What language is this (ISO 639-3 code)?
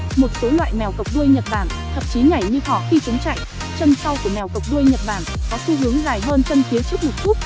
vie